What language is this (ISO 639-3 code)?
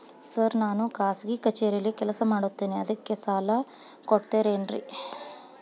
kan